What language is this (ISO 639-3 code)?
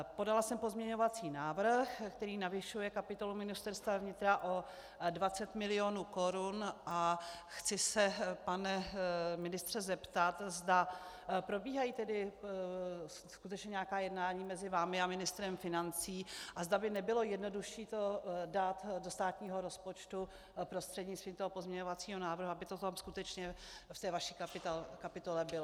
ces